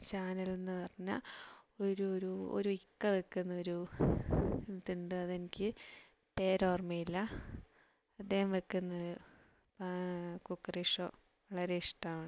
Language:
Malayalam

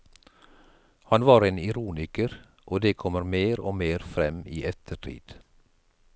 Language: Norwegian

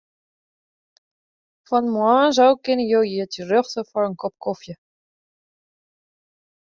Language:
Western Frisian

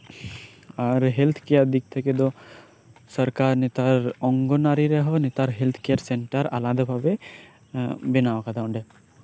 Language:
Santali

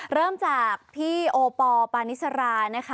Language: Thai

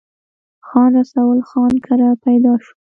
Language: Pashto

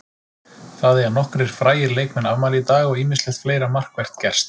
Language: Icelandic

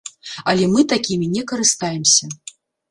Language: Belarusian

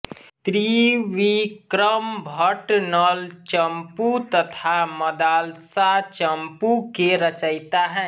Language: Hindi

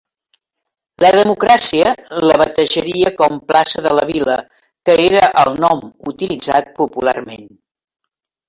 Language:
Catalan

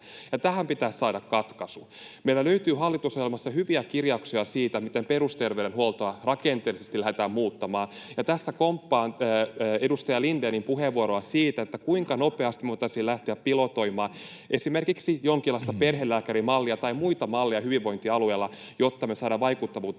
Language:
Finnish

